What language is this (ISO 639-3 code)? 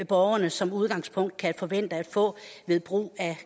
dan